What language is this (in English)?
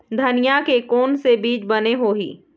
Chhattisgarhi